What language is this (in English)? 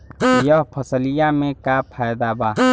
Bhojpuri